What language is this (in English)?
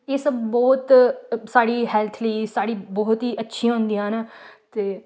Dogri